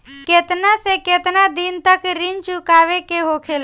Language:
Bhojpuri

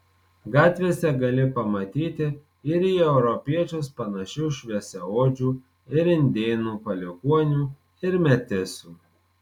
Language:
Lithuanian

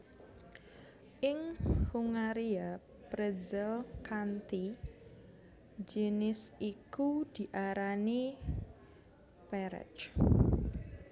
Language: Javanese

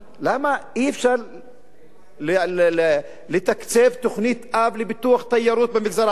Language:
Hebrew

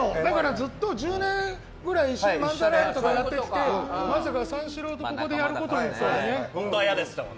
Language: Japanese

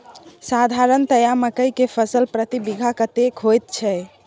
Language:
Maithili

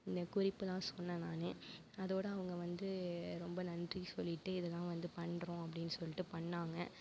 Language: Tamil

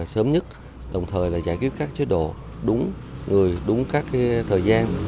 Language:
Vietnamese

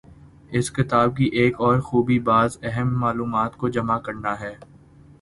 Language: Urdu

